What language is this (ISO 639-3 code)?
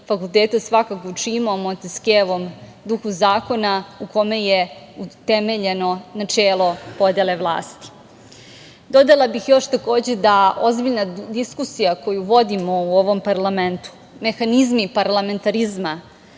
srp